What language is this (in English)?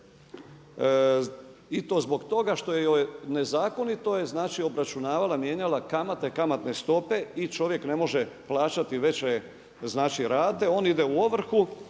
Croatian